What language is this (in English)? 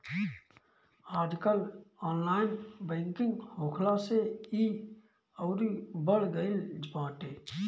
Bhojpuri